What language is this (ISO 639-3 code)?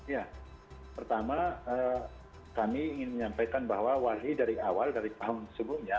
ind